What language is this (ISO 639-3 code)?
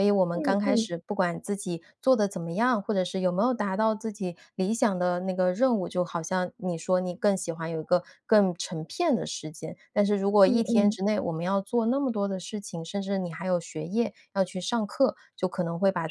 zho